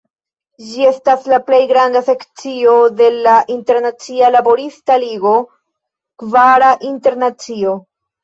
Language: Esperanto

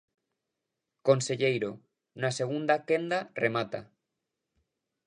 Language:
Galician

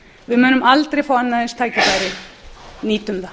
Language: Icelandic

